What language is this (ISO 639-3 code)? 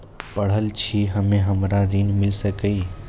mai